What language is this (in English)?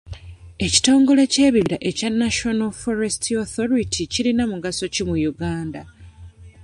Ganda